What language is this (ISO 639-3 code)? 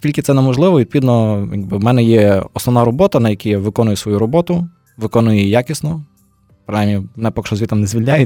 ukr